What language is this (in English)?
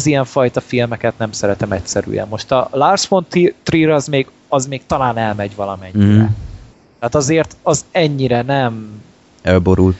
Hungarian